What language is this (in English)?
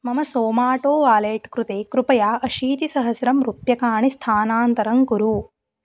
Sanskrit